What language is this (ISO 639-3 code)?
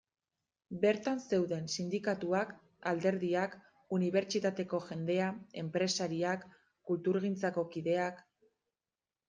eus